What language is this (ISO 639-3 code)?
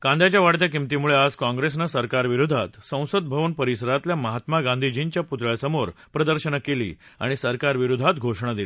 mar